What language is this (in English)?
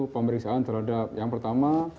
Indonesian